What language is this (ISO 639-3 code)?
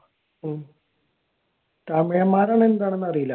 mal